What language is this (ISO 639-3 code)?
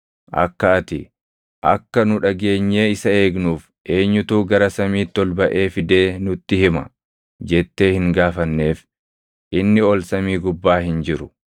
orm